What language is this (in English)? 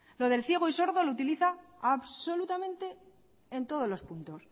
Spanish